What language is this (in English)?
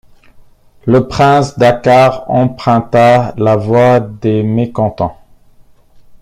French